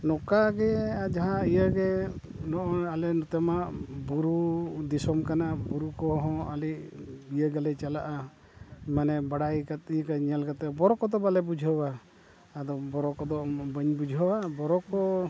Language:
Santali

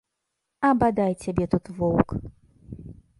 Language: Belarusian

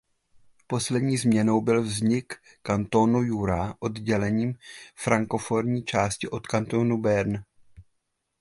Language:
Czech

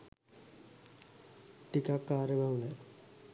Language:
Sinhala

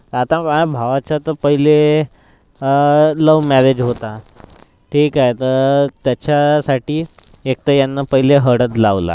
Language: Marathi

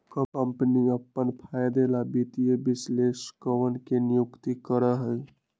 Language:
Magahi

